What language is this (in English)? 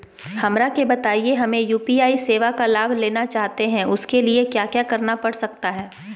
Magahi